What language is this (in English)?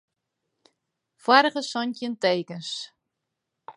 Western Frisian